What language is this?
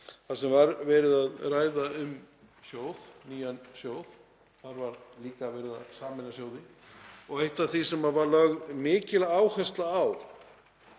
Icelandic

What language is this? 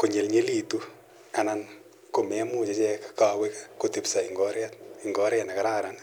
Kalenjin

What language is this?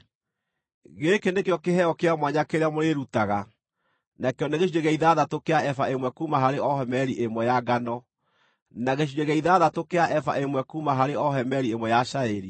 Kikuyu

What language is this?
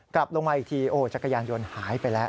Thai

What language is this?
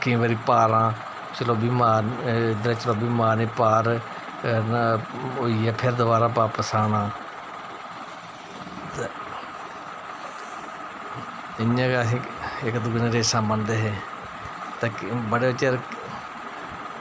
Dogri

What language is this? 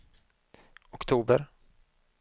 Swedish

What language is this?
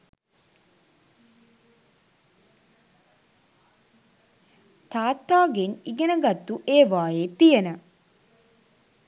Sinhala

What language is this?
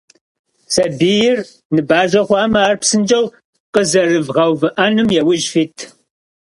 Kabardian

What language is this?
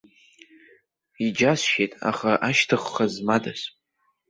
Abkhazian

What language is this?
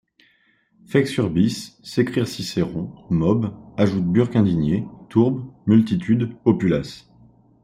French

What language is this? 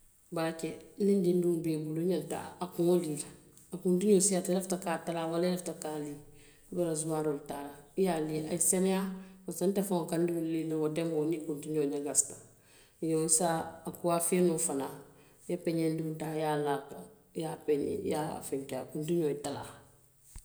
Western Maninkakan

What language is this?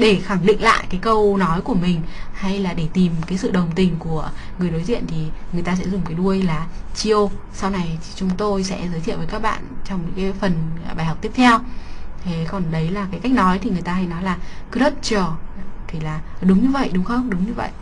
Vietnamese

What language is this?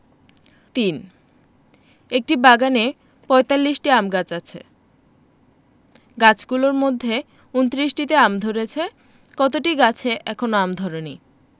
Bangla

